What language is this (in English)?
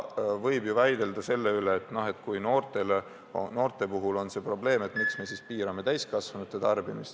Estonian